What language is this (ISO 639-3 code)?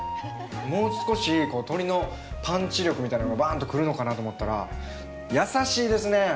jpn